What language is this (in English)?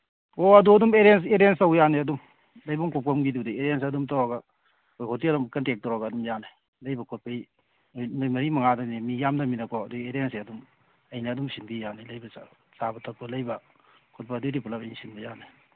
Manipuri